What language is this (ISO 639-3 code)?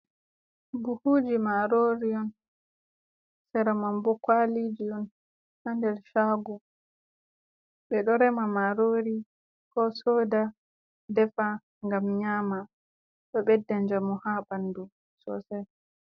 ful